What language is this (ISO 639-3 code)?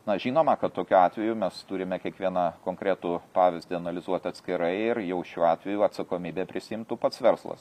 lit